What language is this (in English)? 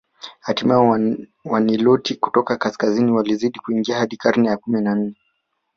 Swahili